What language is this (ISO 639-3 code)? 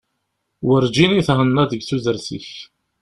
kab